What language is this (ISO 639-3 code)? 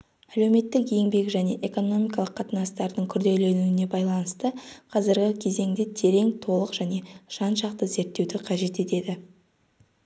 kaz